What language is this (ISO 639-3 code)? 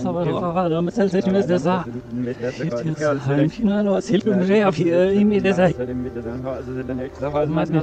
deu